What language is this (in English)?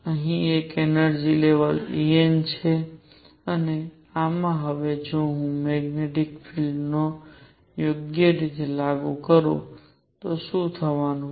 Gujarati